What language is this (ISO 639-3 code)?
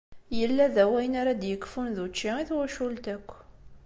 kab